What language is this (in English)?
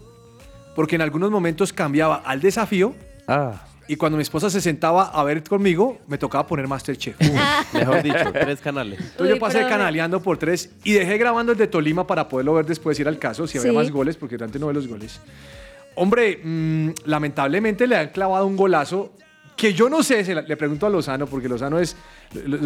Spanish